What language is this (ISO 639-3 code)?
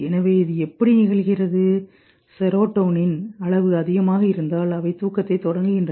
tam